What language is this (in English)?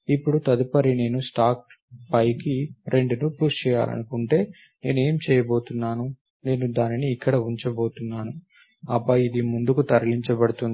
Telugu